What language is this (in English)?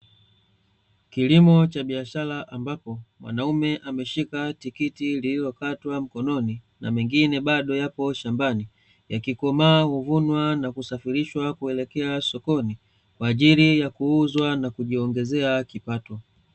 Swahili